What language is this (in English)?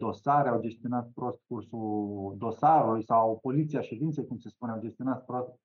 Romanian